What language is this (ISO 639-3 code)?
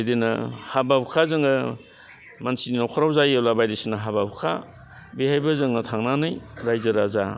brx